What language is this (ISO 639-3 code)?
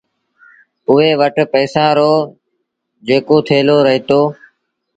sbn